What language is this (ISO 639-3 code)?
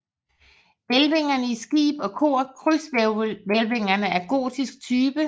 dan